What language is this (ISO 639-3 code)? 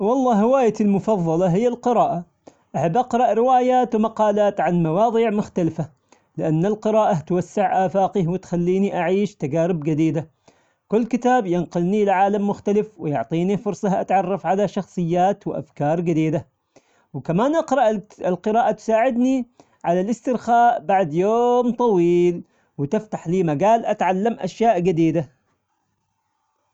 acx